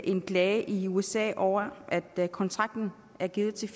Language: Danish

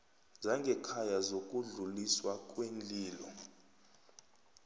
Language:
South Ndebele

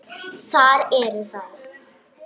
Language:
Icelandic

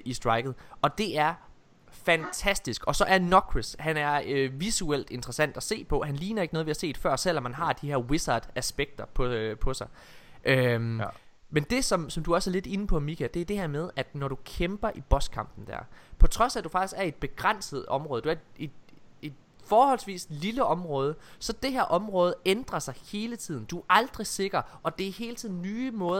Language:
Danish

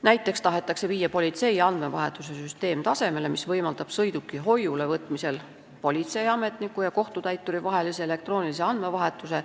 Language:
Estonian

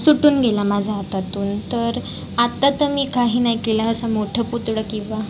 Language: Marathi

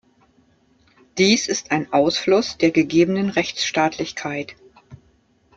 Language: German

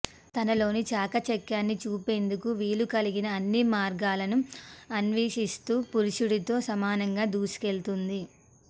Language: Telugu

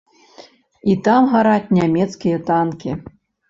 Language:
Belarusian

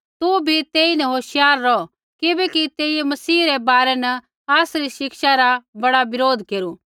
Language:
Kullu Pahari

